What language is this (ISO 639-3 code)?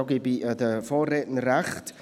gsw